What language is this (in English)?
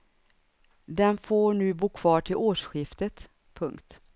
Swedish